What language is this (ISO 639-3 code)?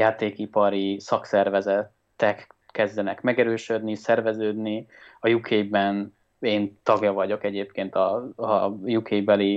hun